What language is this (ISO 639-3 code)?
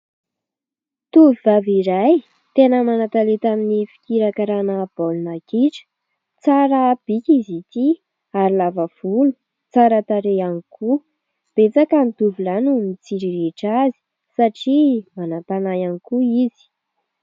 mlg